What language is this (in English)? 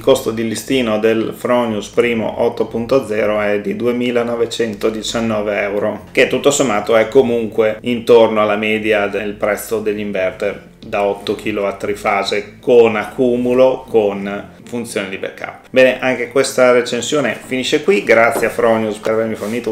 Italian